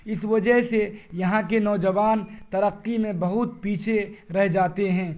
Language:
Urdu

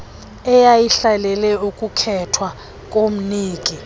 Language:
Xhosa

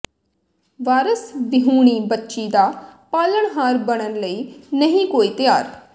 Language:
Punjabi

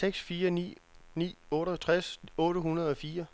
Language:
Danish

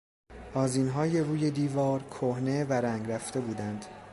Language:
Persian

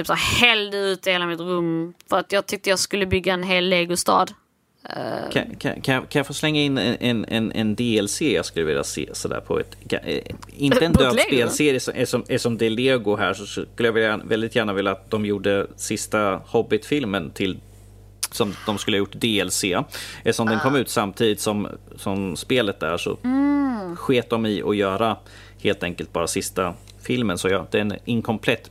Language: Swedish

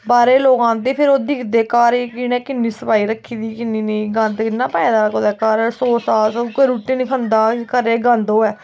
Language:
Dogri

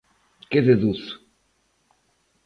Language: Galician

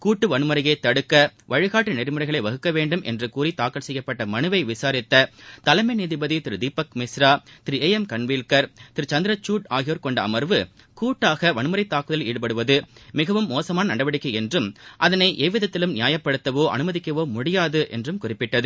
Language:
Tamil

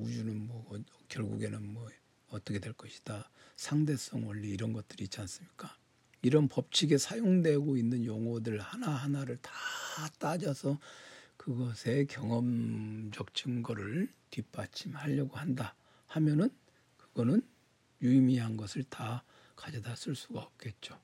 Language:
Korean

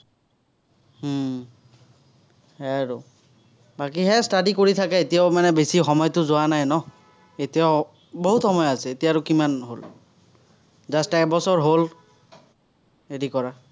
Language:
Assamese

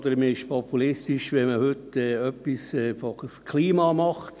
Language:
Swiss German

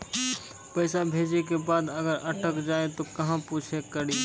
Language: Maithili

